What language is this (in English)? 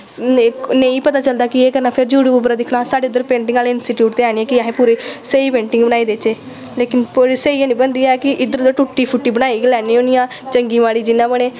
Dogri